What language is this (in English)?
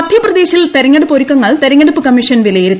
Malayalam